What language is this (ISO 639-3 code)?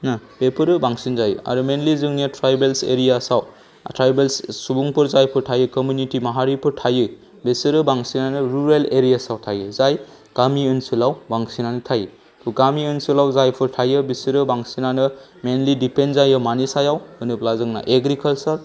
brx